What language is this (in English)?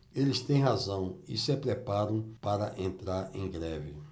Portuguese